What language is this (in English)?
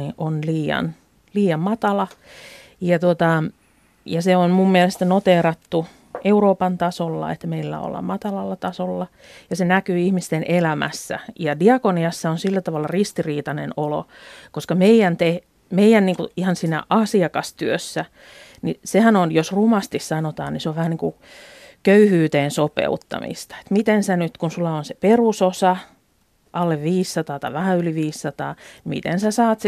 Finnish